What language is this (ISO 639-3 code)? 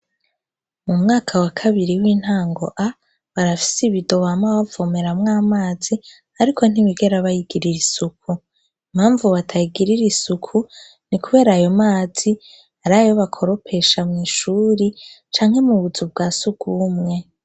run